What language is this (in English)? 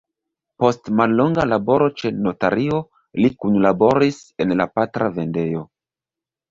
Esperanto